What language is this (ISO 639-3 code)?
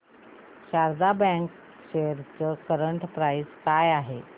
mar